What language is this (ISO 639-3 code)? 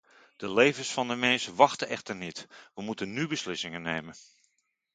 nld